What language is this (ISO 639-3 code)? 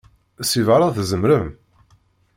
kab